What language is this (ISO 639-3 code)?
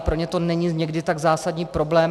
ces